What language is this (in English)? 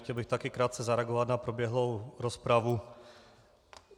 Czech